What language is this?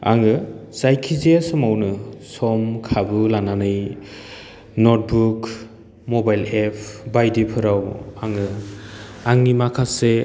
Bodo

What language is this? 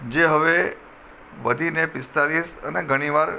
Gujarati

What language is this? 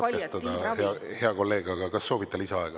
Estonian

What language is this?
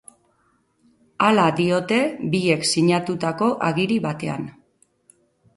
Basque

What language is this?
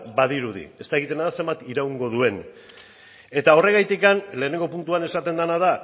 Basque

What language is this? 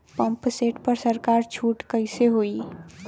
Bhojpuri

